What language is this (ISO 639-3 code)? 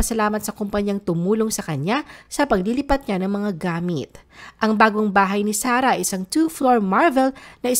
fil